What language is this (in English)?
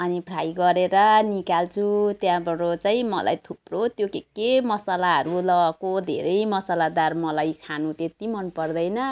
Nepali